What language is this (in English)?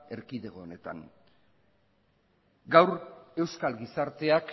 Basque